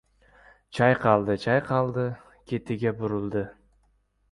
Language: Uzbek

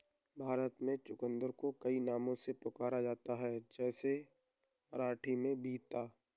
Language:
Hindi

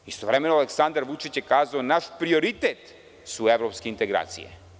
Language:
Serbian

